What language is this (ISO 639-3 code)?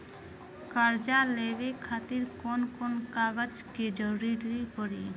bho